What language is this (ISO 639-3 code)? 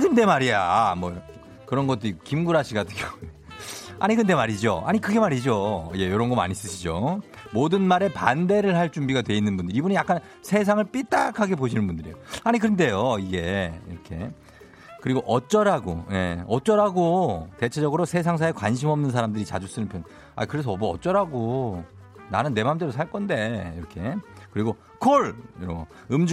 kor